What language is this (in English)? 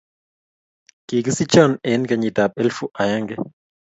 Kalenjin